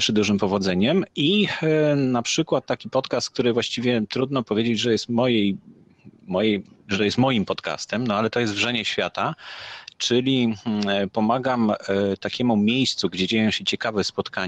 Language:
Polish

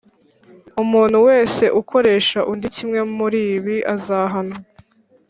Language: Kinyarwanda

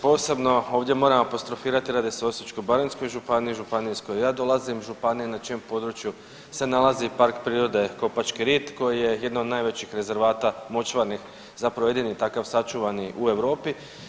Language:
Croatian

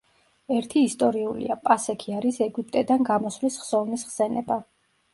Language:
Georgian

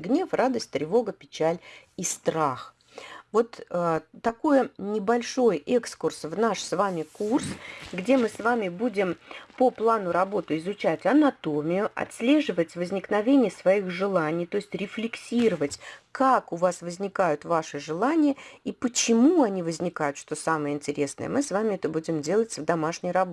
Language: Russian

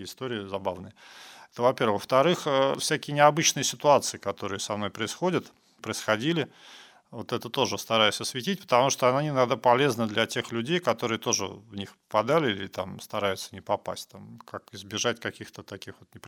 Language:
Russian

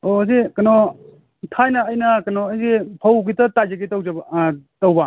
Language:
Manipuri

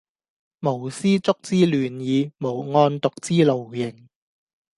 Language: Cantonese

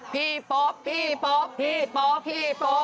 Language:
Thai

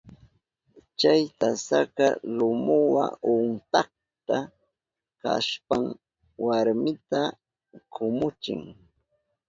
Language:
Southern Pastaza Quechua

